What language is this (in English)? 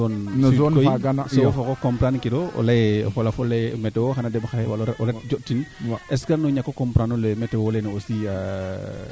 Serer